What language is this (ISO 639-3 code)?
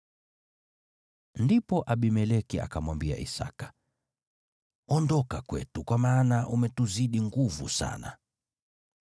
swa